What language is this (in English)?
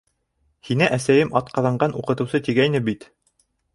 Bashkir